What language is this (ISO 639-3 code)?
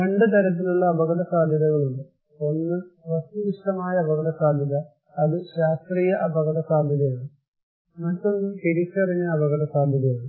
mal